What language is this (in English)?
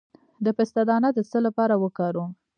Pashto